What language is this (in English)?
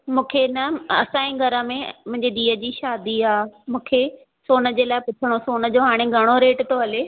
Sindhi